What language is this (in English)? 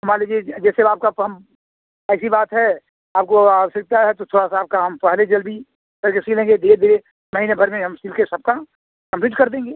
Hindi